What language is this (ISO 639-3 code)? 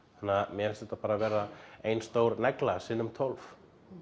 isl